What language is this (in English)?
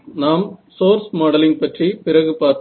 Tamil